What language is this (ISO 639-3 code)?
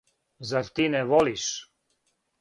srp